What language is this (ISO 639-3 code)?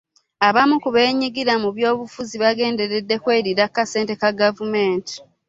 lug